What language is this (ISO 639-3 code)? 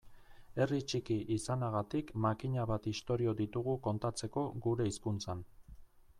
eus